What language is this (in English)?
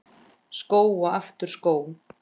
Icelandic